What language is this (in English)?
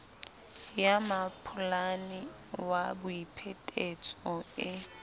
Southern Sotho